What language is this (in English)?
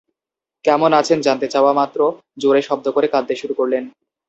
Bangla